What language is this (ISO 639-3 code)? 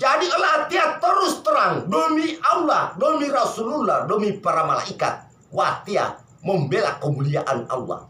ind